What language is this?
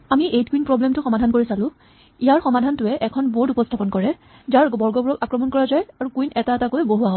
Assamese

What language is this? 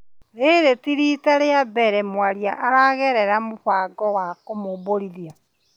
Kikuyu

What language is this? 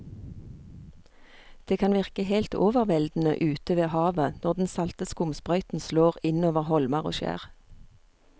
Norwegian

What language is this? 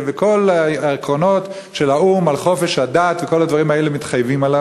Hebrew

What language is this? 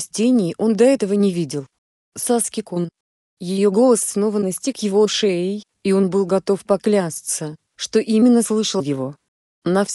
Russian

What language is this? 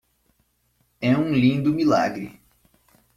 Portuguese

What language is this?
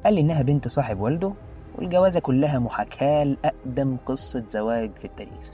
Arabic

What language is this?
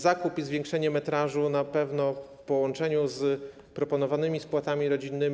Polish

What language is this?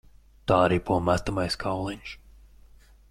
Latvian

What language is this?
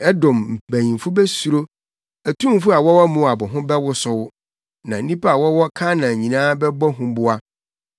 Akan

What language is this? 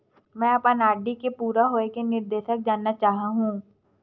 Chhattisgarhi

